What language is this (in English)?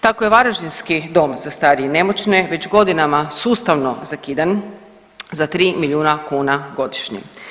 Croatian